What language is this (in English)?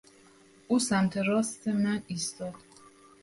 Persian